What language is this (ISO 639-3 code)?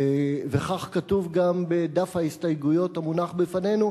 heb